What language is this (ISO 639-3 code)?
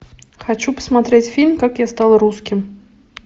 rus